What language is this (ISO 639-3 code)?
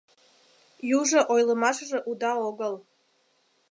chm